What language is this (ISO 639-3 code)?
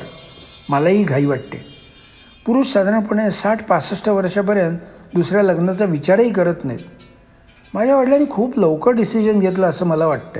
mar